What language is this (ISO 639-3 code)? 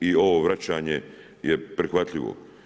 hrv